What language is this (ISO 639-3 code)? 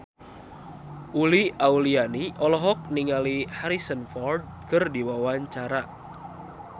sun